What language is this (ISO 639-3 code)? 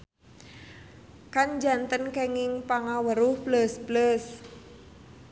sun